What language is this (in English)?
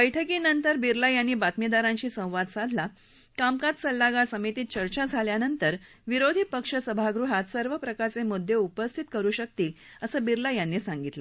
Marathi